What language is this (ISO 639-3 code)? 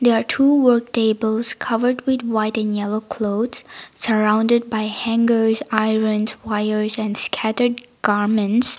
eng